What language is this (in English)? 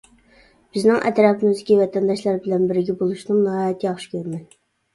Uyghur